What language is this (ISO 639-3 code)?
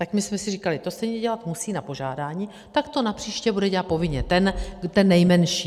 ces